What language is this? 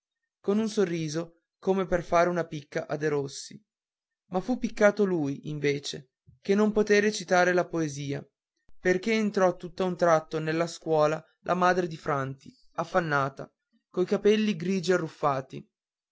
Italian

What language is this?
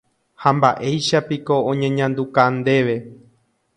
Guarani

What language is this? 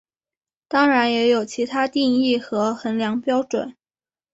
Chinese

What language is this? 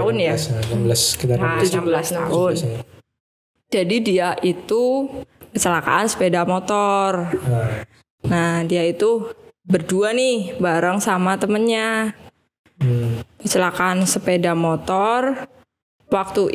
Indonesian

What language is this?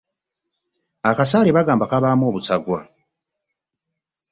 Ganda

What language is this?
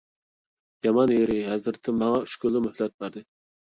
Uyghur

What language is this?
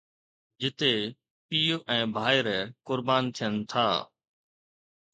Sindhi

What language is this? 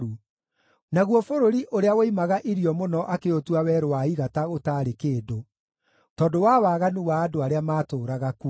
Kikuyu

